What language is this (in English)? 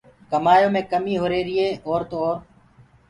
Gurgula